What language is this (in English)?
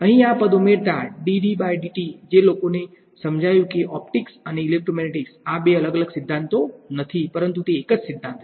Gujarati